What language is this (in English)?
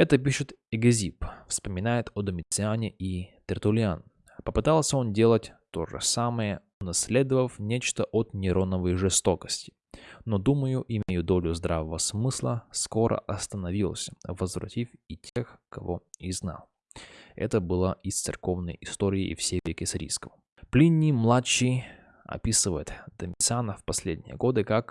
Russian